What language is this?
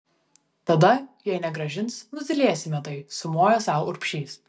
Lithuanian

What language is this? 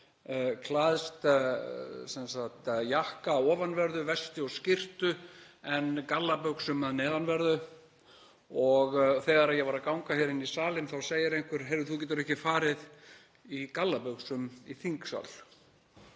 Icelandic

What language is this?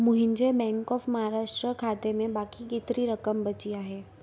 Sindhi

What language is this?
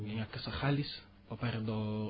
Wolof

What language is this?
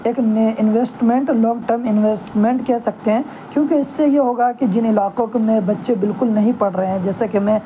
Urdu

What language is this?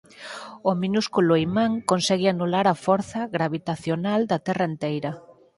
Galician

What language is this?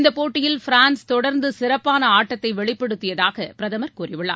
Tamil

